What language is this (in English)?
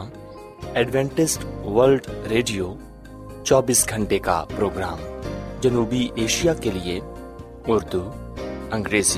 Urdu